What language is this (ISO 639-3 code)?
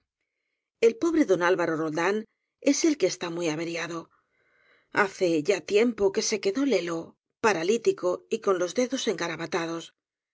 spa